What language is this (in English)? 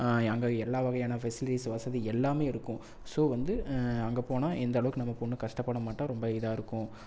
Tamil